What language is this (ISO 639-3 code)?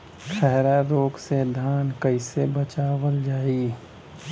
bho